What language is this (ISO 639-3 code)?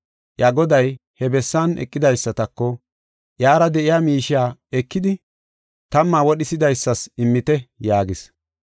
gof